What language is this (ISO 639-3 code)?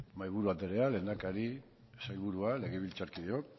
eus